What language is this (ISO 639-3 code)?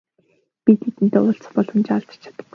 mon